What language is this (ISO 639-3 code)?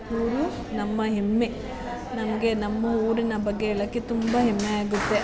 kan